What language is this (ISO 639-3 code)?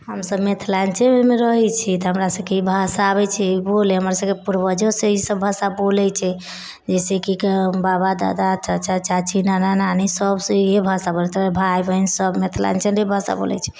mai